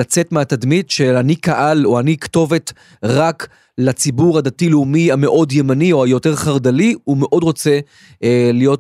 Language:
Hebrew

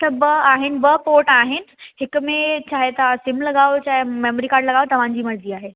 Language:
Sindhi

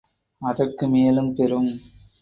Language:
Tamil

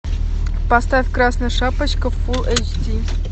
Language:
Russian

